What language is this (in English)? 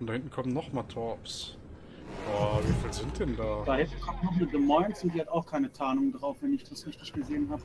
German